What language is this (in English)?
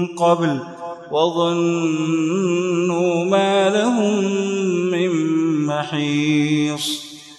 Arabic